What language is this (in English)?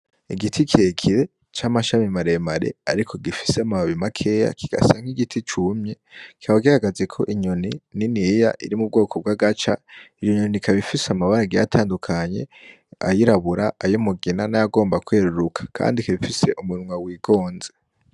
Rundi